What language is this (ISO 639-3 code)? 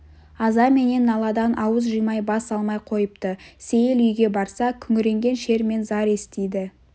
kaz